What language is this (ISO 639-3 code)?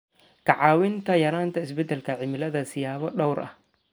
som